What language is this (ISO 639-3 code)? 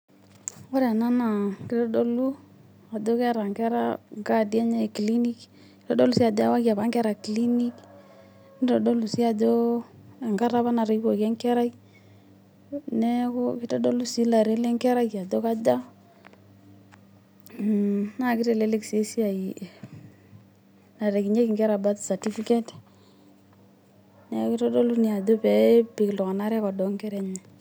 mas